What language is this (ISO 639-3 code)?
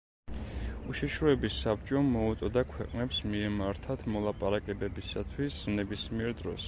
kat